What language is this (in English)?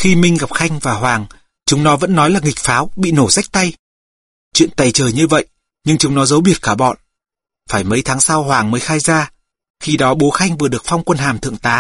Vietnamese